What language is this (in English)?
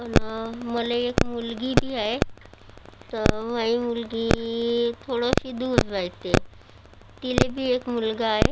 Marathi